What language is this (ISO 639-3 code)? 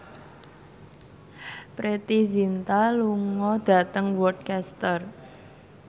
jav